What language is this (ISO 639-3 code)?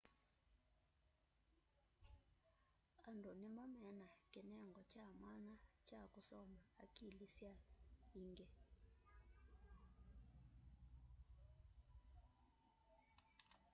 kam